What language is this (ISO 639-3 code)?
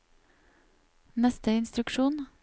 nor